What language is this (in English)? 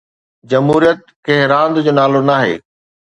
Sindhi